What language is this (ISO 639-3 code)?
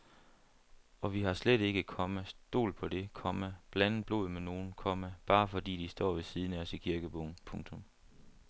dan